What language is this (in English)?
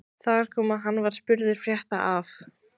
Icelandic